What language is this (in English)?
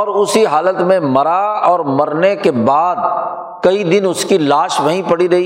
Urdu